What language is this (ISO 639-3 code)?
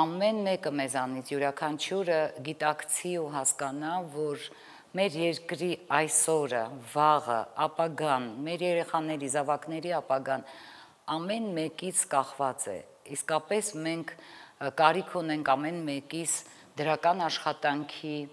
ron